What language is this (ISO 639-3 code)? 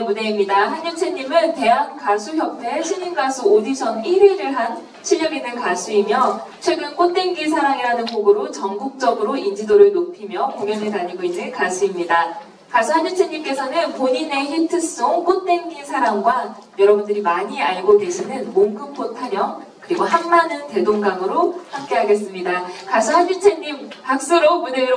kor